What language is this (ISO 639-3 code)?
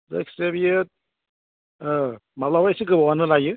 brx